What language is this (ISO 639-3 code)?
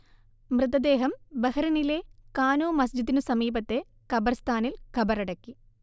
mal